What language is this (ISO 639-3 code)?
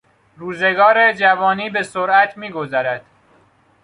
fas